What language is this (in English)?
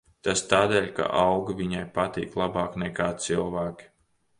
Latvian